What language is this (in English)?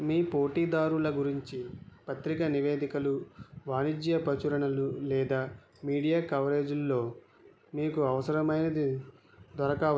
Telugu